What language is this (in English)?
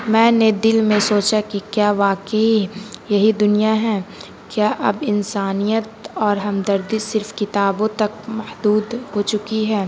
Urdu